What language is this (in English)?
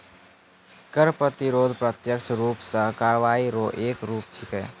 Maithili